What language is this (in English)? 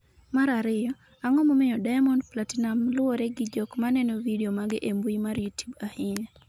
Luo (Kenya and Tanzania)